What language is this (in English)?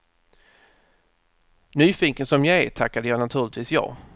Swedish